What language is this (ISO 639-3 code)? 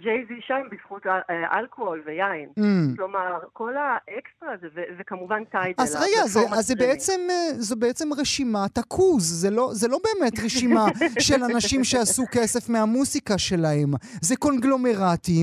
heb